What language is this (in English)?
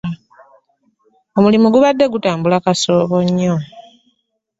Ganda